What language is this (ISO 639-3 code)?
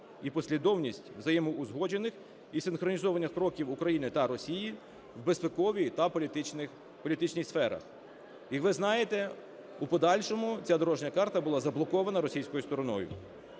ukr